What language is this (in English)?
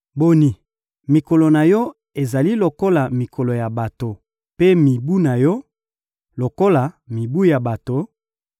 Lingala